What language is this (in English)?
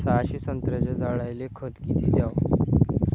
Marathi